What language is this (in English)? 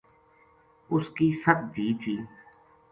Gujari